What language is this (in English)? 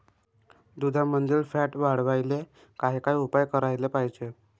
Marathi